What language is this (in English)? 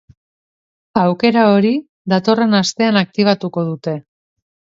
Basque